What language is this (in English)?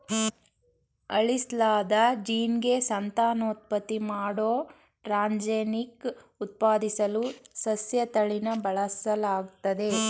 Kannada